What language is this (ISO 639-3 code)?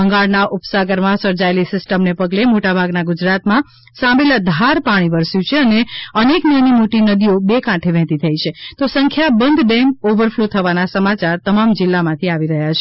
guj